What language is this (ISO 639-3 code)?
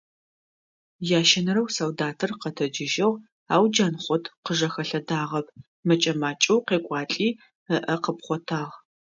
ady